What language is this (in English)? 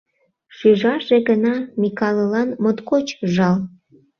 Mari